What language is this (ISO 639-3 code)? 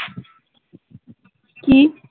ben